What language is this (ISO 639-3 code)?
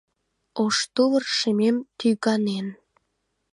chm